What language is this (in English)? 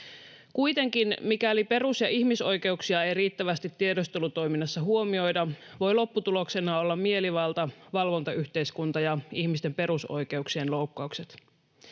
Finnish